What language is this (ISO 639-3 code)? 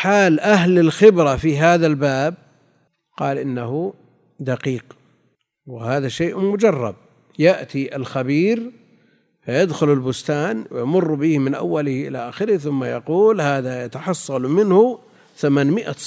ara